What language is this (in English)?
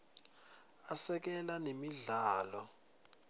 Swati